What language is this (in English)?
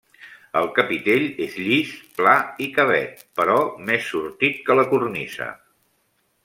Catalan